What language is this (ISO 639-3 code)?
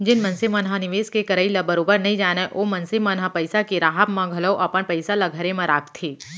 hne